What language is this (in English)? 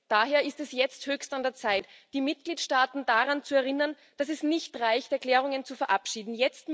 German